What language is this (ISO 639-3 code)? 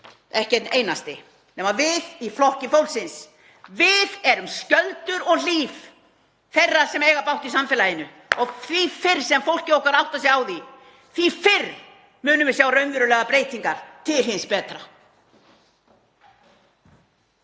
isl